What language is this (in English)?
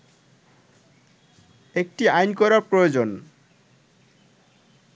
Bangla